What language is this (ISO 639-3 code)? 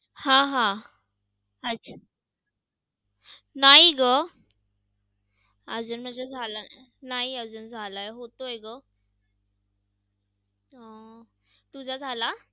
mar